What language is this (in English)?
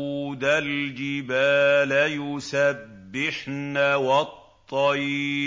Arabic